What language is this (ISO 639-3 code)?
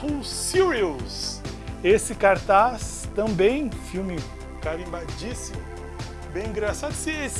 por